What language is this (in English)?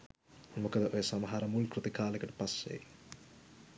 Sinhala